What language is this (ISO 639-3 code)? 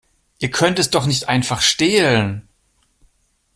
deu